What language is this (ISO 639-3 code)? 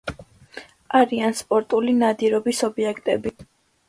kat